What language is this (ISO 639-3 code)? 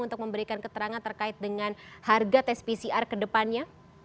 ind